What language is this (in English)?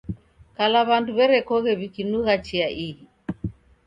Taita